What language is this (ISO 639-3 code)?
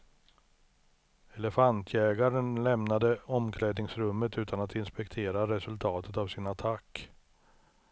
swe